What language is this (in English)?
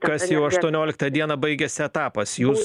Lithuanian